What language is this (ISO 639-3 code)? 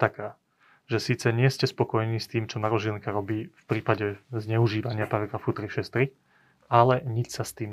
slk